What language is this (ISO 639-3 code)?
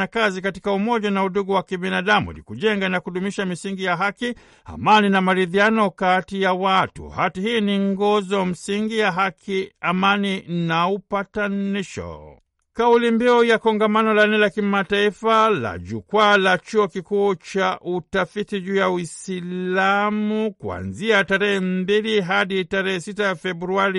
swa